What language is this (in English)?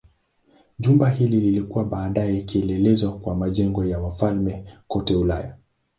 Swahili